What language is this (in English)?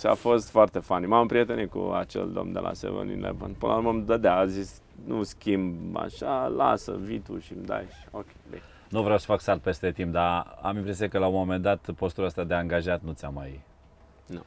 Romanian